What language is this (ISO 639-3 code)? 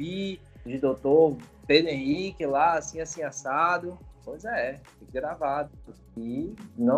por